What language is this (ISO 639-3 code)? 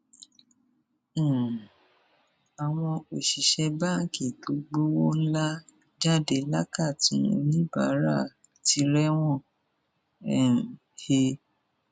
yor